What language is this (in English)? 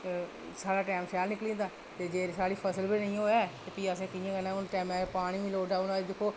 Dogri